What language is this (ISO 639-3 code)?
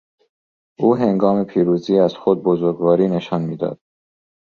fas